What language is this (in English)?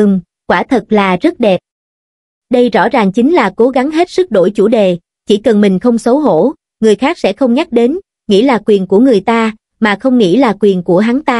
Vietnamese